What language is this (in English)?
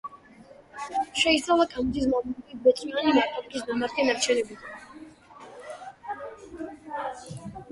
Georgian